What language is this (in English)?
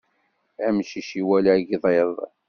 Kabyle